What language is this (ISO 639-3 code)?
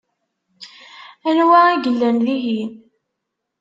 kab